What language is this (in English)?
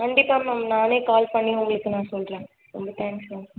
Tamil